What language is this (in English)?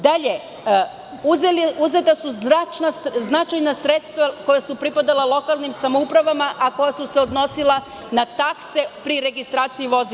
Serbian